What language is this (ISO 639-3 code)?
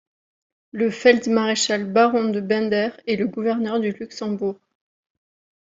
fra